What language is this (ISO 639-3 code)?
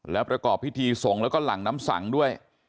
tha